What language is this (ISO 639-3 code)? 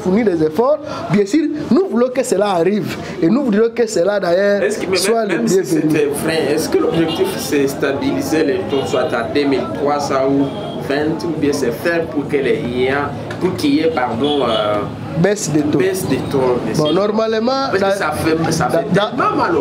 fra